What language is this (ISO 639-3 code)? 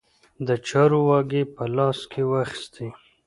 pus